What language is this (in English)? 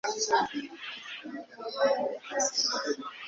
Kinyarwanda